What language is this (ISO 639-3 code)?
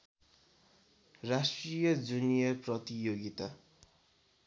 nep